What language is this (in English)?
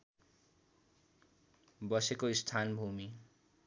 Nepali